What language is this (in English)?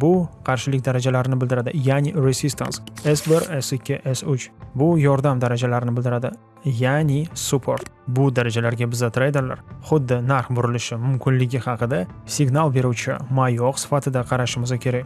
Uzbek